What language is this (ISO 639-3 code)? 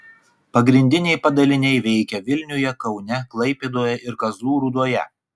lit